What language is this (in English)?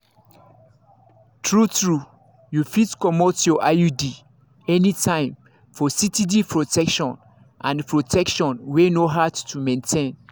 Nigerian Pidgin